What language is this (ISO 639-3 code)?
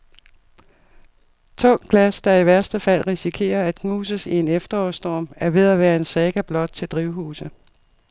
dan